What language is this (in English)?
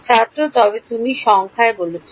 Bangla